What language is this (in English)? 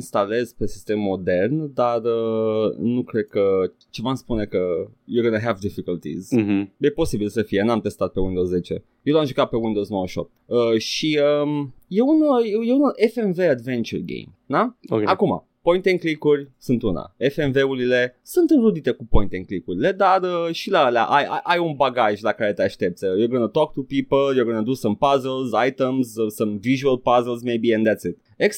Romanian